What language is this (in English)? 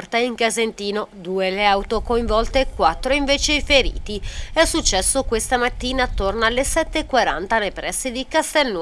Italian